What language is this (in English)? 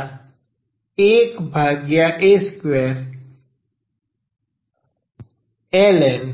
Gujarati